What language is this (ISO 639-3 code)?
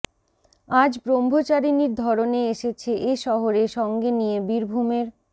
ben